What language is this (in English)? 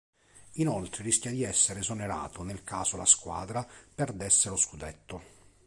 Italian